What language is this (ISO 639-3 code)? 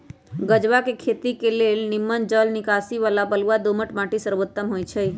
mag